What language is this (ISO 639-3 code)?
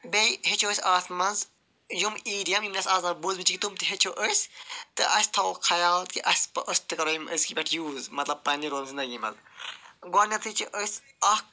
kas